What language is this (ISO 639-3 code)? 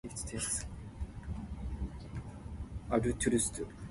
nan